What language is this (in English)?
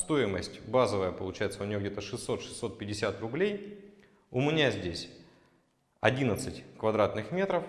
Russian